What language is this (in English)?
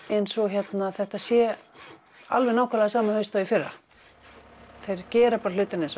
Icelandic